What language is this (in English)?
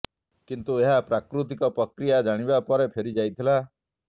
Odia